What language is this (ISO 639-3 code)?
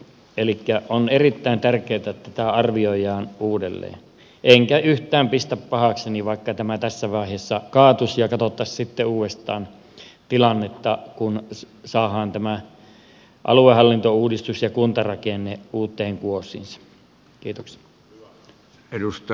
fin